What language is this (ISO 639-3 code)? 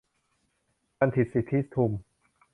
tha